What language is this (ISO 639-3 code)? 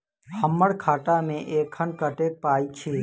mai